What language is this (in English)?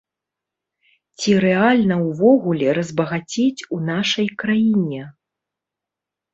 Belarusian